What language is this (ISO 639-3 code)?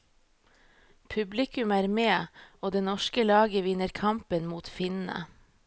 nor